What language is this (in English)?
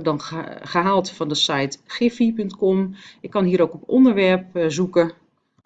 Dutch